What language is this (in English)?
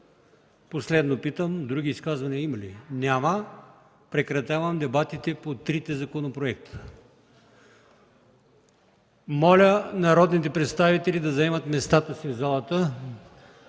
Bulgarian